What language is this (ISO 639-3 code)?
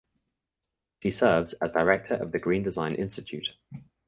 eng